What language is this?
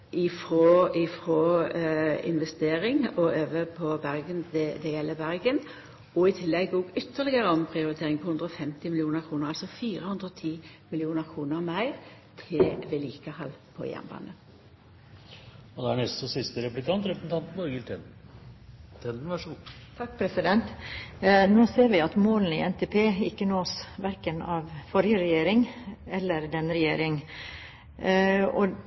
Norwegian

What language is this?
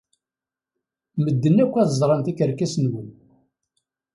Kabyle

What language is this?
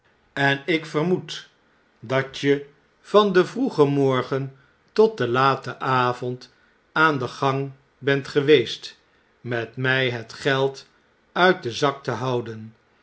Dutch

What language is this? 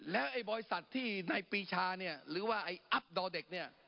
Thai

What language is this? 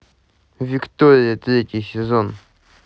Russian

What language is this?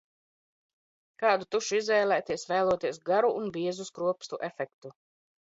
Latvian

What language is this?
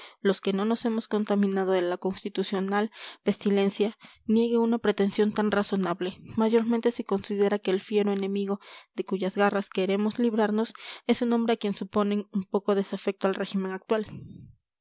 Spanish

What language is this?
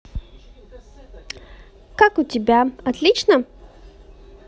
Russian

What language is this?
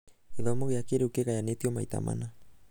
Kikuyu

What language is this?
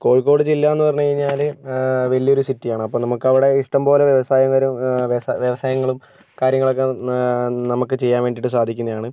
Malayalam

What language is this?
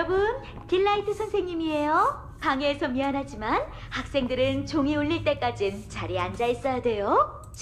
Korean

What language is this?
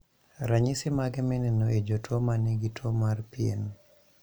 Luo (Kenya and Tanzania)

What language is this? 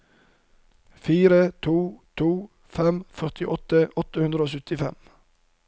Norwegian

